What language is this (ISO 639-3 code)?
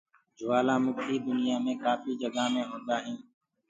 ggg